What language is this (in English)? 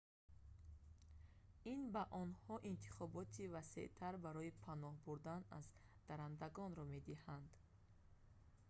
Tajik